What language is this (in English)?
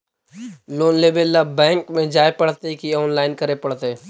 Magahi